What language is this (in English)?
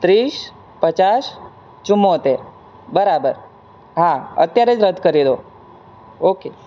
Gujarati